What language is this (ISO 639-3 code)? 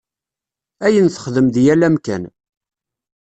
kab